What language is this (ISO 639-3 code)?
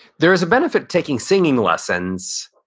eng